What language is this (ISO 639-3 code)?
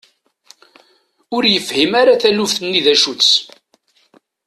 kab